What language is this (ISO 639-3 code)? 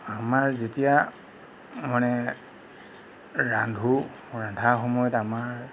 asm